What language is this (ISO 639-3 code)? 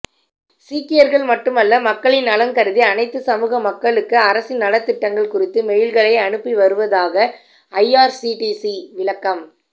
tam